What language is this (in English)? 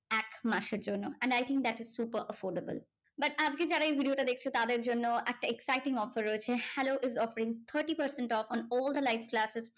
Bangla